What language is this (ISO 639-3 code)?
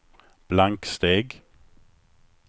swe